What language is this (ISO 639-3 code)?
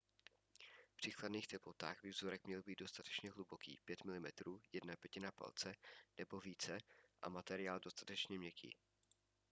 ces